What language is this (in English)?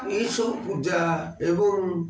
Odia